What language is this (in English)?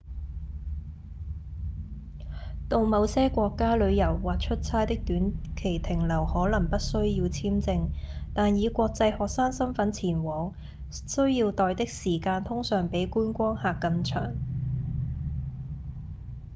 Cantonese